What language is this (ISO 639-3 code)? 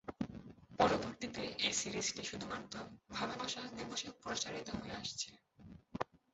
ben